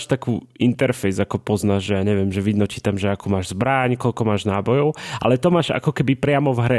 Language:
Slovak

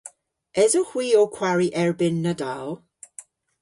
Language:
Cornish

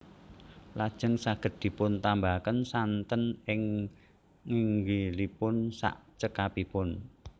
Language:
Javanese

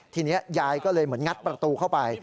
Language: Thai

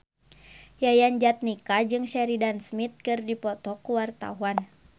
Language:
Sundanese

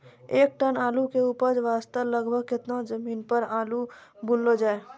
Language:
Maithili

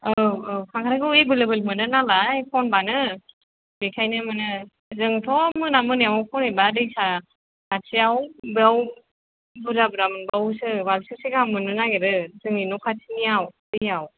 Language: Bodo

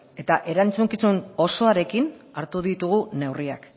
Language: Basque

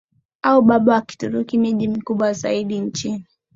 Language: Swahili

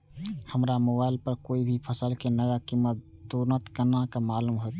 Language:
Maithili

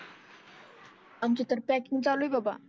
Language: Marathi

